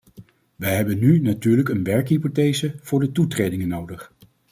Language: Dutch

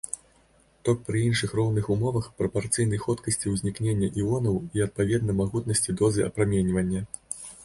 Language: Belarusian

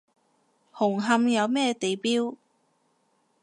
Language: Cantonese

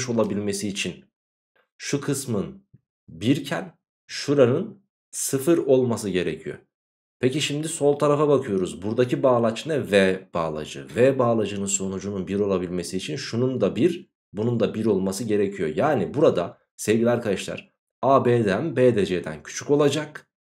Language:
Turkish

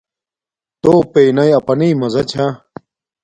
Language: Domaaki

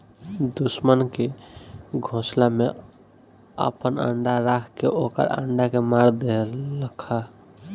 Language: Bhojpuri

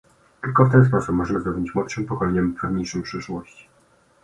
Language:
Polish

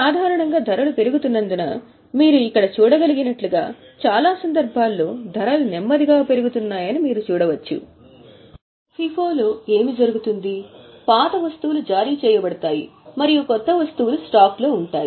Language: Telugu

